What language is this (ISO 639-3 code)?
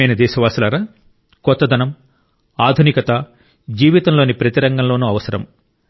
tel